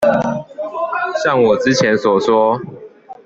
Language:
Chinese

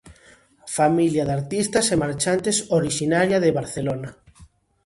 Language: Galician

